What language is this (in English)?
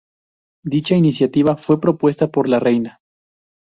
Spanish